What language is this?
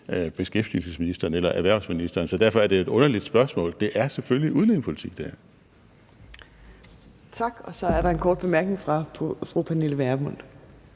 Danish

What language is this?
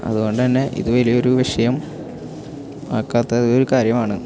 Malayalam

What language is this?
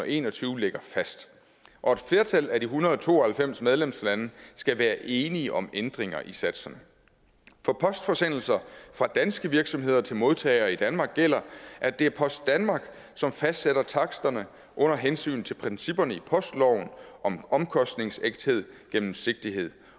Danish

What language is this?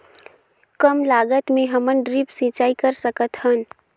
Chhattisgarhi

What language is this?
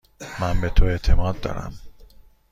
Persian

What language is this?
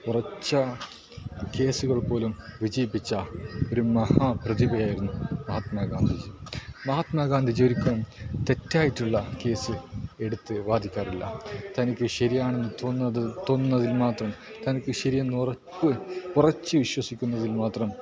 Malayalam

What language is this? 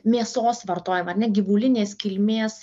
Lithuanian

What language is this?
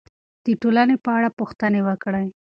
Pashto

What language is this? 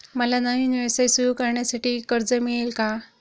Marathi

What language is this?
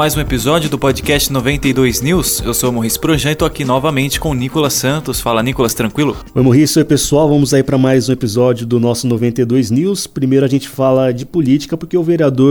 Portuguese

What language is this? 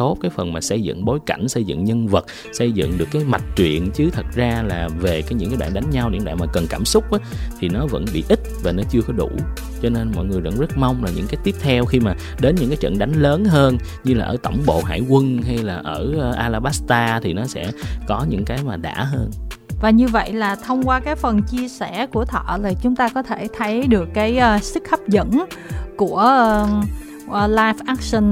Vietnamese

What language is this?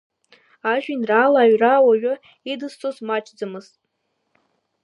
Abkhazian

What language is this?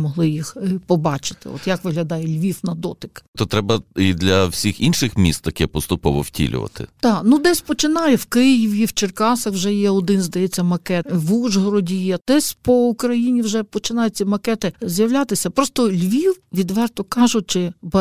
Ukrainian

